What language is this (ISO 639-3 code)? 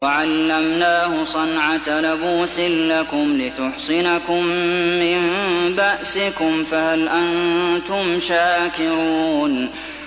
ara